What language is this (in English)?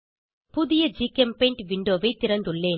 Tamil